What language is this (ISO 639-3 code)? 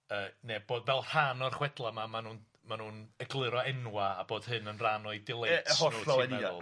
cym